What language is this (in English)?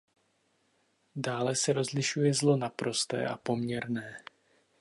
Czech